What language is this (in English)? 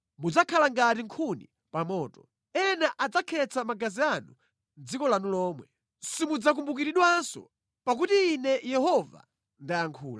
Nyanja